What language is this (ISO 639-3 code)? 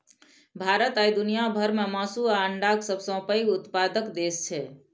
mai